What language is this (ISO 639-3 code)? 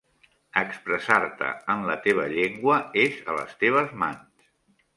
cat